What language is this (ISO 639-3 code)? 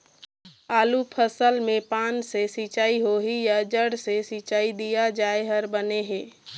hne